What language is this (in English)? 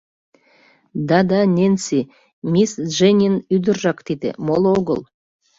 Mari